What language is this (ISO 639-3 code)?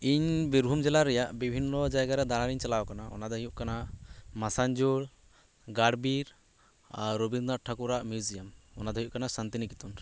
sat